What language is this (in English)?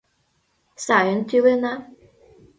Mari